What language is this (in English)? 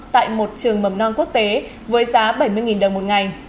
Vietnamese